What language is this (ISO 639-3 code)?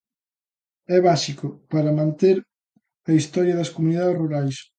glg